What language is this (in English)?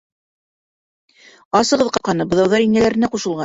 Bashkir